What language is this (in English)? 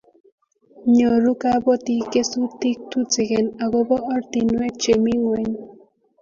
Kalenjin